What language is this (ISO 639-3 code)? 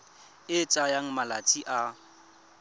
tsn